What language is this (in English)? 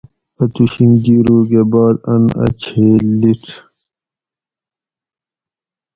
Gawri